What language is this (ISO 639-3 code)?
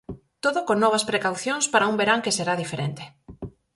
glg